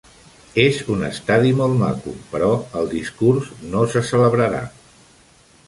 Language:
Catalan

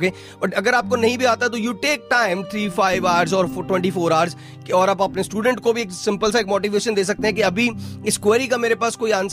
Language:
Hindi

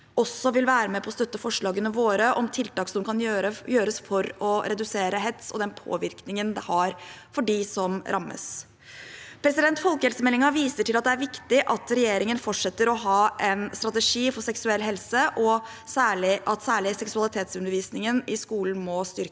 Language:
Norwegian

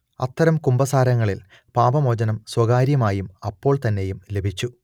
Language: Malayalam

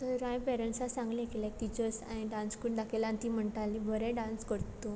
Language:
Konkani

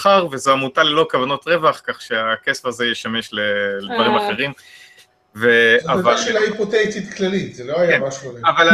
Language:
Hebrew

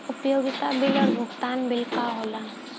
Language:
Bhojpuri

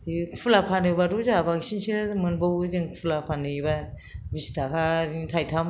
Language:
Bodo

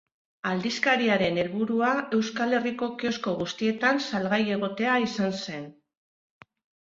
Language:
Basque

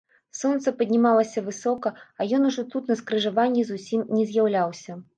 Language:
Belarusian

